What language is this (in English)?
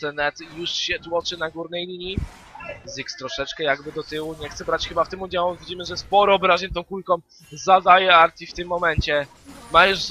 Polish